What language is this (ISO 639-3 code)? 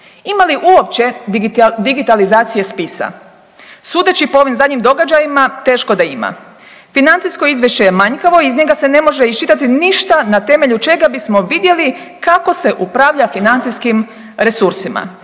hrv